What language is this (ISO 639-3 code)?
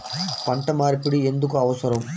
tel